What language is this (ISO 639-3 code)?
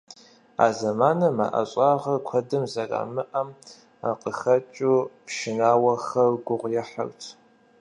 kbd